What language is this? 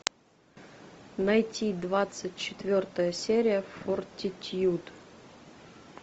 Russian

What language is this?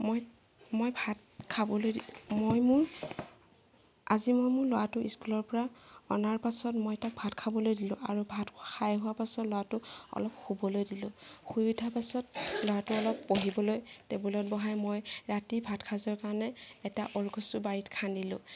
Assamese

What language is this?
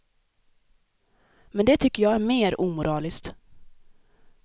Swedish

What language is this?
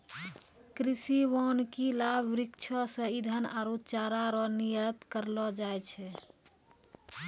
Maithili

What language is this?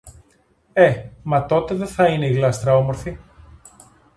Greek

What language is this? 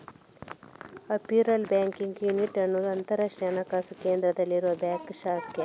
Kannada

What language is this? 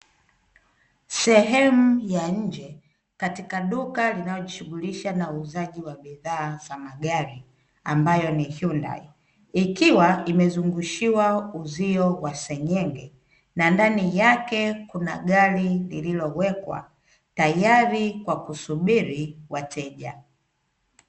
Swahili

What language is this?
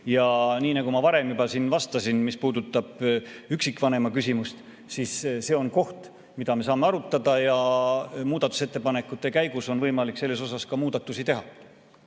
Estonian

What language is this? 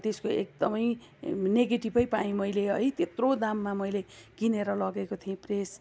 Nepali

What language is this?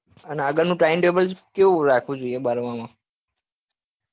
Gujarati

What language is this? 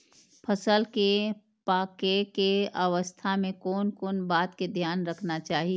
Maithili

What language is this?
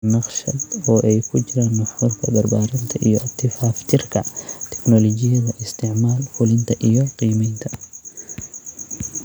Somali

